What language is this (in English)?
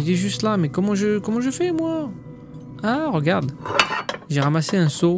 French